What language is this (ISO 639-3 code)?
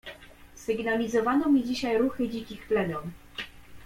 pol